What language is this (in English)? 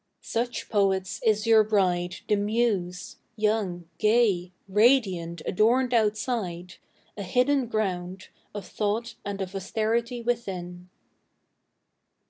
English